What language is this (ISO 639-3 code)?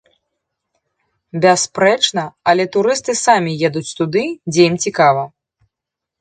bel